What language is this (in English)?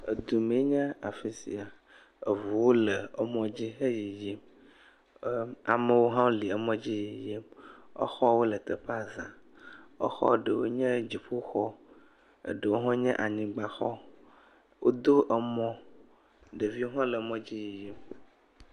Ewe